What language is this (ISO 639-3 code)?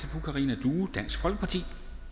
dan